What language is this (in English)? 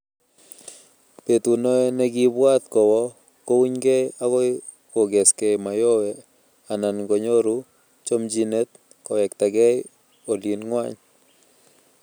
Kalenjin